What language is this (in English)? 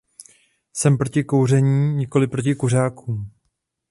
Czech